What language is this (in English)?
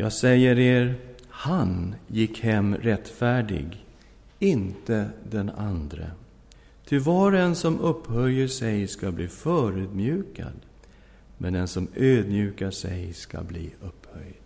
Swedish